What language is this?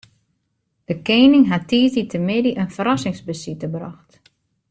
Western Frisian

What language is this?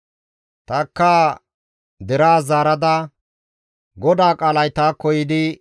Gamo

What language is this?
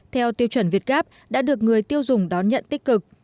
Vietnamese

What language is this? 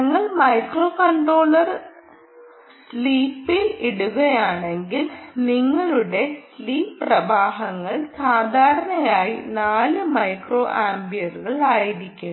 Malayalam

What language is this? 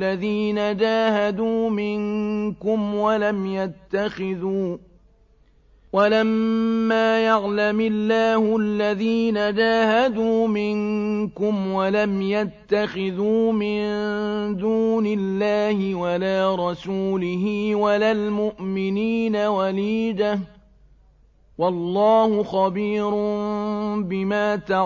Arabic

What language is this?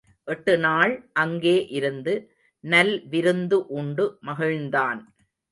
Tamil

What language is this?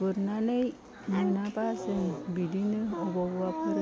Bodo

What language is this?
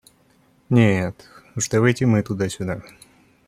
Russian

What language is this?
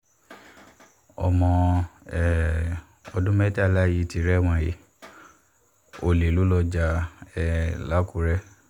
Yoruba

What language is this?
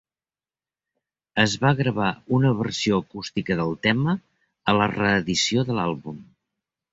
Catalan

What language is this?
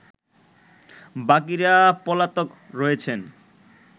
Bangla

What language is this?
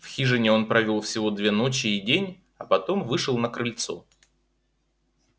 Russian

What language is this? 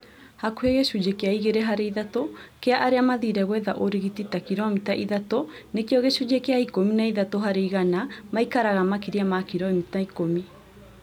Kikuyu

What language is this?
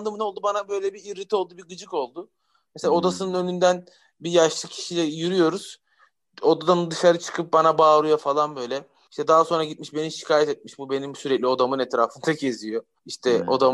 Turkish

